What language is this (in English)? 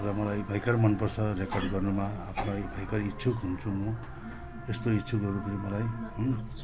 Nepali